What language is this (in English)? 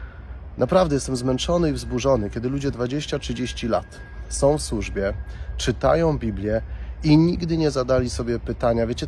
Polish